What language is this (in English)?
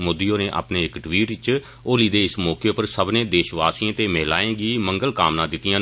Dogri